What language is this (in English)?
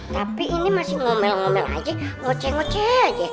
Indonesian